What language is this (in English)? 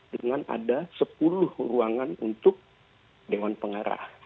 Indonesian